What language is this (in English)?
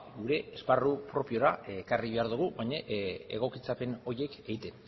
Basque